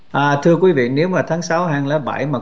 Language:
Vietnamese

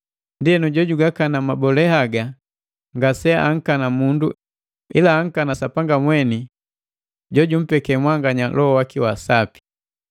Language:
Matengo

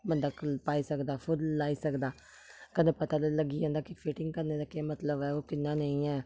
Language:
Dogri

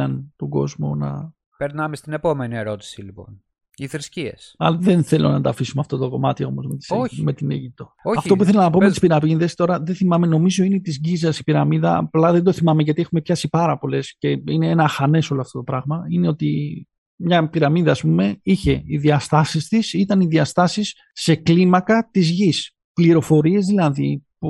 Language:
Greek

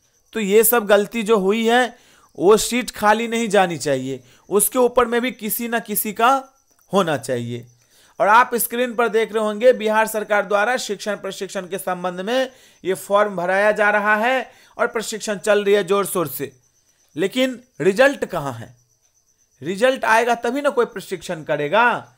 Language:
Hindi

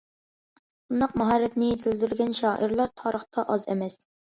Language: Uyghur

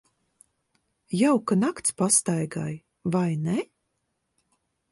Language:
Latvian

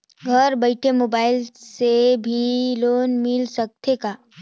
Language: Chhattisgarhi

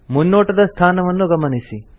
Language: Kannada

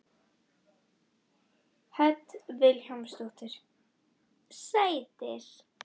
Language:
Icelandic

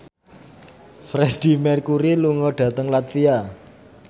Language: Javanese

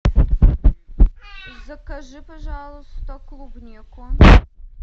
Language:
Russian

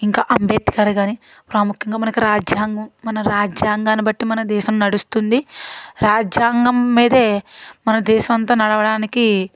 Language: Telugu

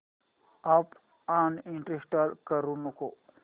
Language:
Marathi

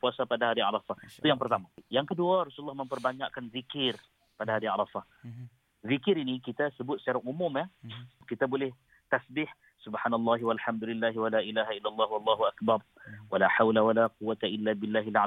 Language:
Malay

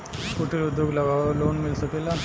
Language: Bhojpuri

